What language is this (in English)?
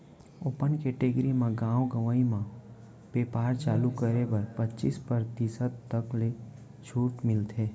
Chhattisgarhi